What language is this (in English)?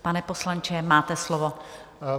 Czech